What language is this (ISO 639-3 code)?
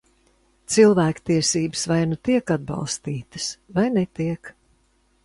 lav